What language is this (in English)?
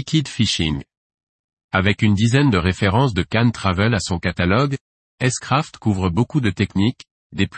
French